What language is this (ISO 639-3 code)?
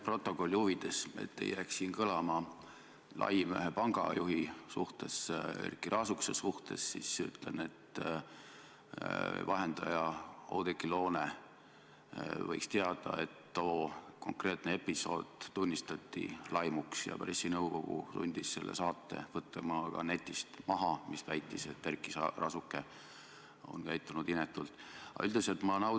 est